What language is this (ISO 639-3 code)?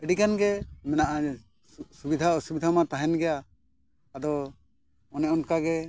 sat